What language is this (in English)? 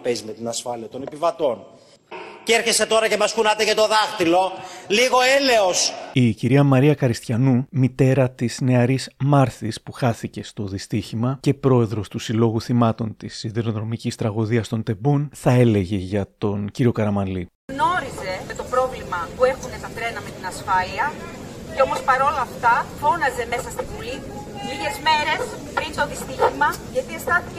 Greek